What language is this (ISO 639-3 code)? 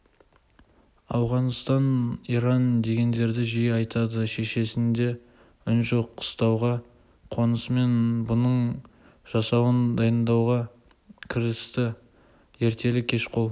kaz